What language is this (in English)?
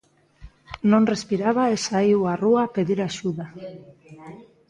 Galician